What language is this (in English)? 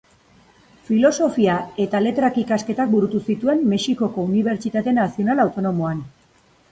Basque